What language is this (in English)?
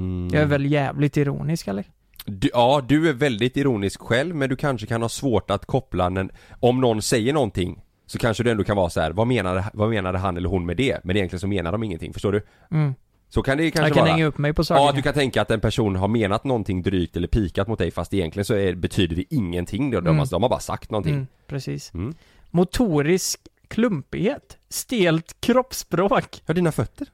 Swedish